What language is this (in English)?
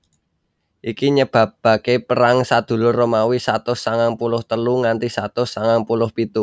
Javanese